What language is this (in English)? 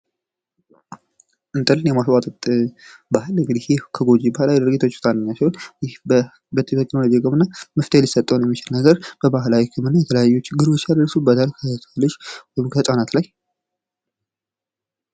Amharic